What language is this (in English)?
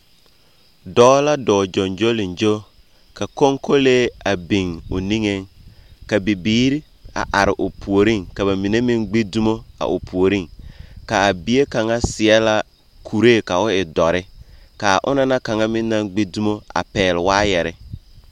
Southern Dagaare